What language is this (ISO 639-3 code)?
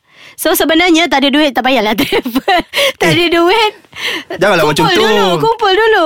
msa